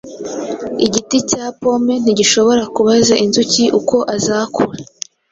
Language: Kinyarwanda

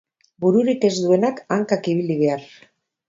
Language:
Basque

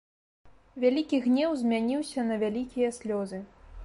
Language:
Belarusian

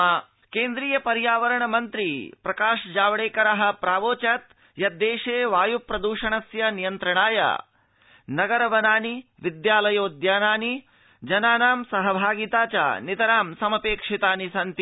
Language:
Sanskrit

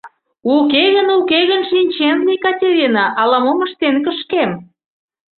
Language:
Mari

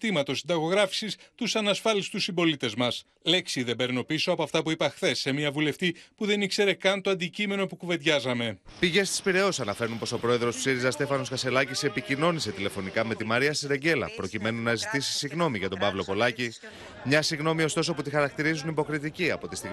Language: Greek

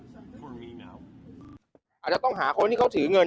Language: Thai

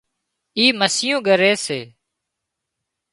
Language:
Wadiyara Koli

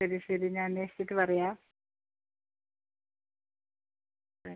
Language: Malayalam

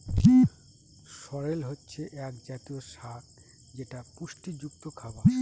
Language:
Bangla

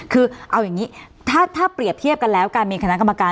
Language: Thai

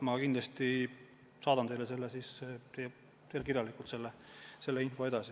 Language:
Estonian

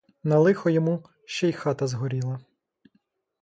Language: Ukrainian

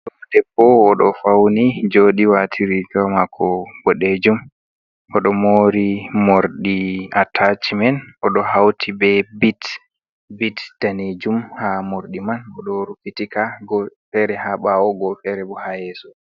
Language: Fula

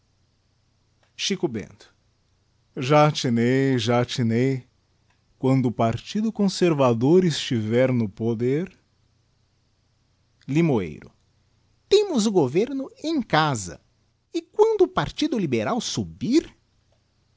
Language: Portuguese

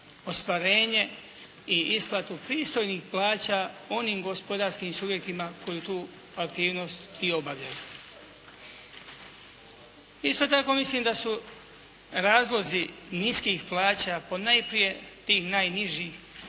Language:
Croatian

